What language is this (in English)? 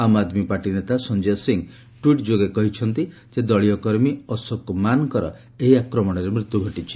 Odia